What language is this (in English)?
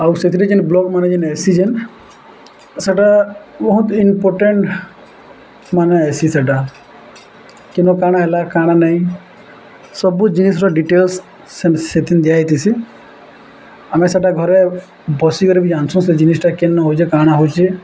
Odia